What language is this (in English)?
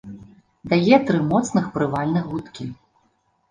Belarusian